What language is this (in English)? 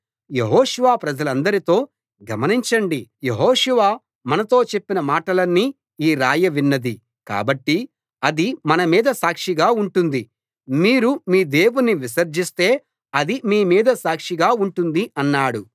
Telugu